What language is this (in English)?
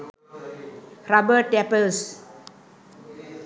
Sinhala